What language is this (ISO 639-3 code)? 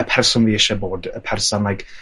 cym